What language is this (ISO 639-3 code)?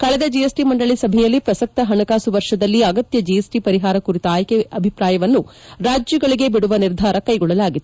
kan